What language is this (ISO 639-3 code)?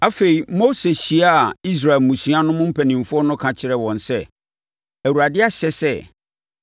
aka